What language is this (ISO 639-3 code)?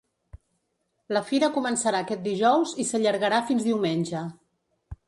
cat